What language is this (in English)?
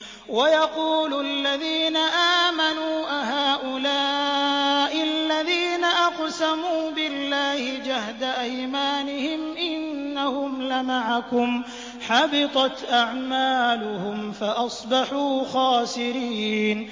Arabic